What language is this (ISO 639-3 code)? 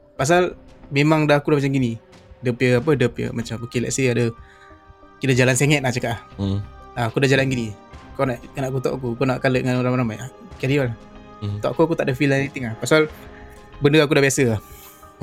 msa